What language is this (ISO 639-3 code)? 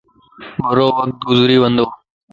lss